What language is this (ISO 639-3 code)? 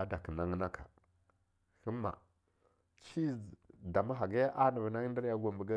lnu